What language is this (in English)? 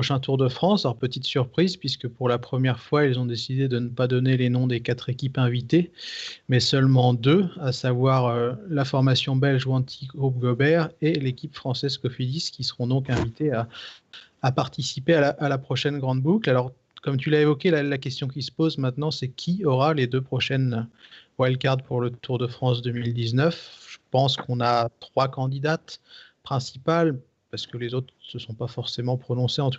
French